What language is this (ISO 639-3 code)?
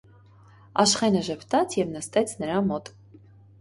hye